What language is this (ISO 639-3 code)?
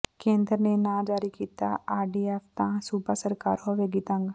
pan